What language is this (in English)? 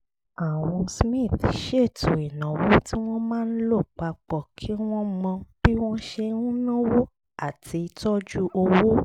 Yoruba